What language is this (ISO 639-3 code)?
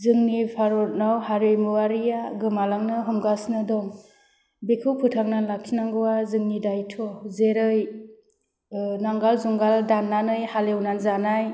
brx